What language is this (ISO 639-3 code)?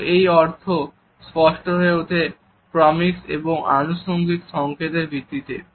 ben